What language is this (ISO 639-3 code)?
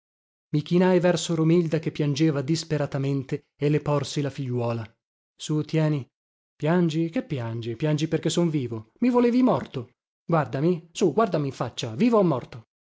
ita